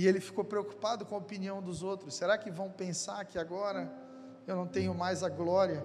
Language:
Portuguese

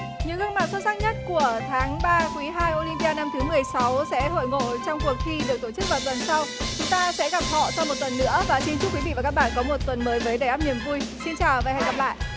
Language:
Vietnamese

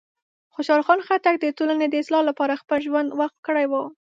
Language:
Pashto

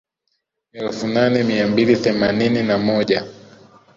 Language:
Swahili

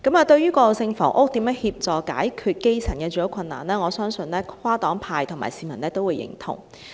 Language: Cantonese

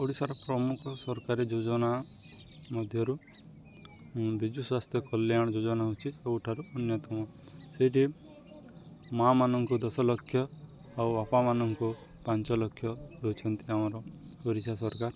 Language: Odia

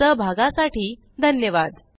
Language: Marathi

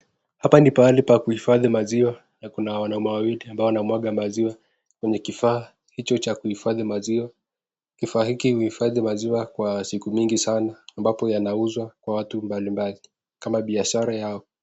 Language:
Swahili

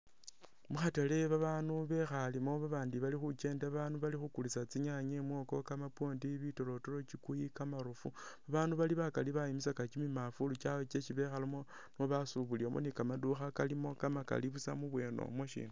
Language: Masaaba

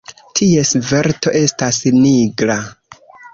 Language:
Esperanto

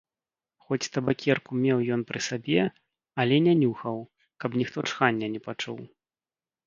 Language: Belarusian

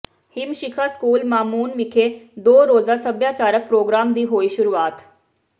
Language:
Punjabi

